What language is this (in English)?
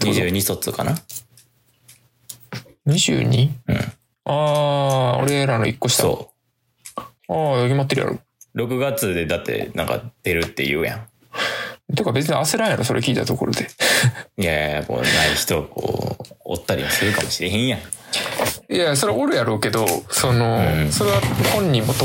Japanese